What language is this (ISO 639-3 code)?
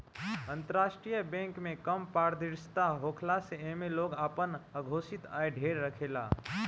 bho